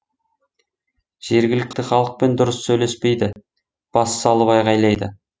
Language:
Kazakh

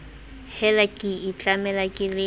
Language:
Southern Sotho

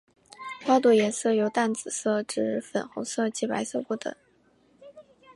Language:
Chinese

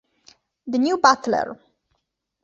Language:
Italian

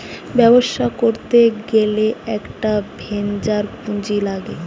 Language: Bangla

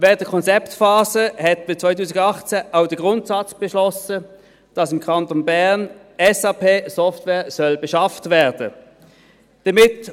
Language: Swiss German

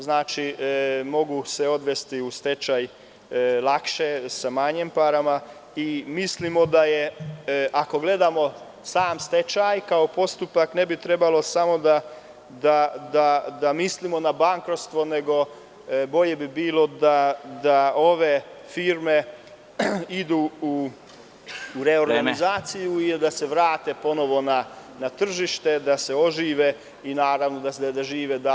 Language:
Serbian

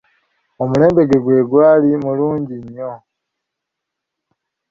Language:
Ganda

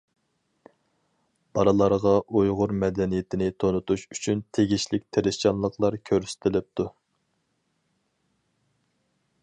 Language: Uyghur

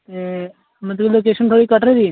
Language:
Dogri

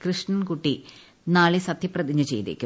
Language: Malayalam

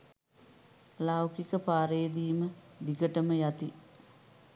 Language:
Sinhala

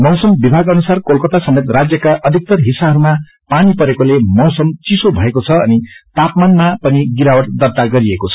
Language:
Nepali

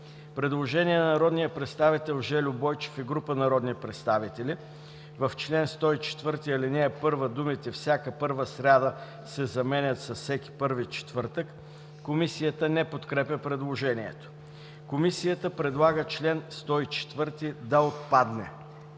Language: Bulgarian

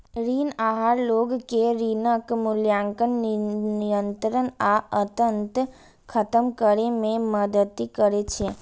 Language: Maithili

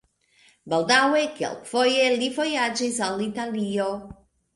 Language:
Esperanto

